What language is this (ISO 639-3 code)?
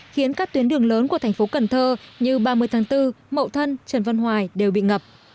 vie